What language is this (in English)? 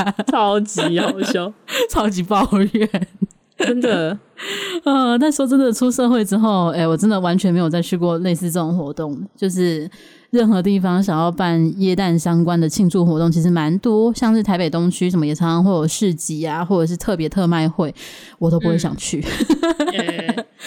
Chinese